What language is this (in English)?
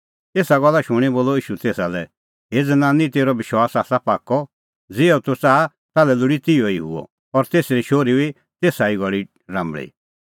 Kullu Pahari